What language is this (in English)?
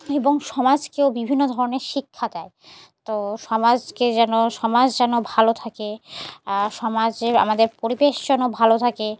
Bangla